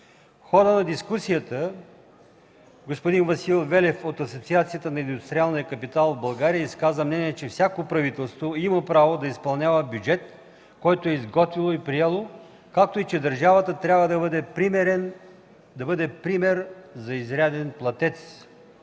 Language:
Bulgarian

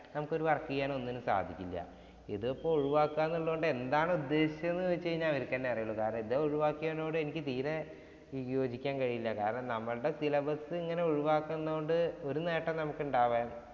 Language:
Malayalam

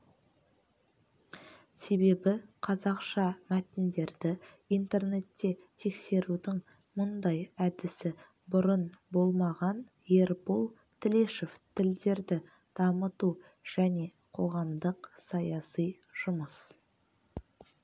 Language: Kazakh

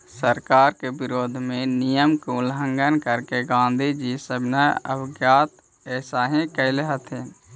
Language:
Magahi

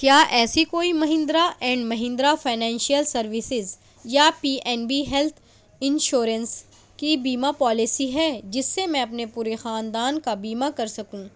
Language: Urdu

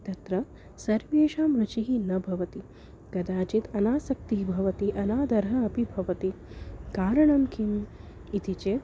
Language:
Sanskrit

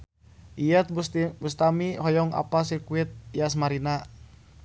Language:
Sundanese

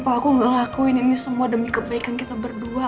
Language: Indonesian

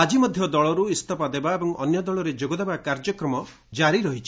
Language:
Odia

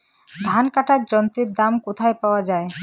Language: Bangla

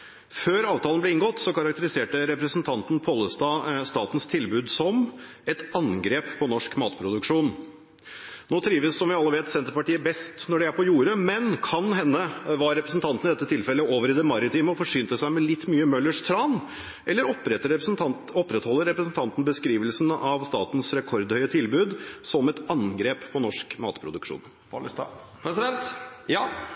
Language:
Norwegian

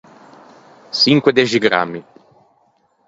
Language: Ligurian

